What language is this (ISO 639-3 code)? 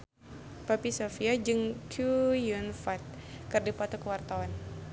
sun